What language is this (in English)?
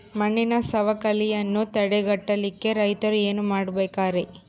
Kannada